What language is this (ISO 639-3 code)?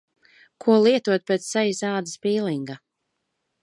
lav